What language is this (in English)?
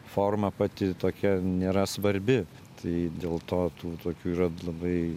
Lithuanian